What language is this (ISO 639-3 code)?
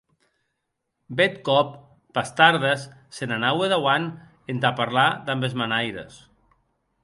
oci